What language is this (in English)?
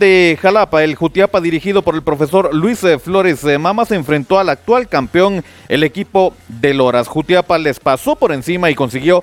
Spanish